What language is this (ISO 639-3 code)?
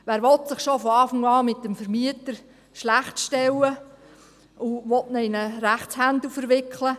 gsw